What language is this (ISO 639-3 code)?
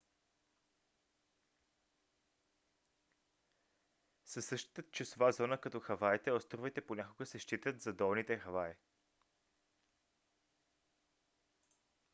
bul